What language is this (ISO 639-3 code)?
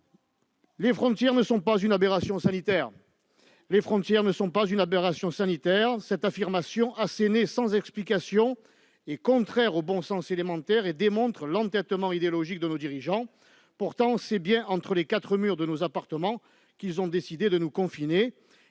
fra